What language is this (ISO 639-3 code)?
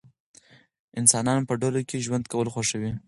pus